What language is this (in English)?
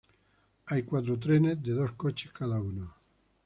Spanish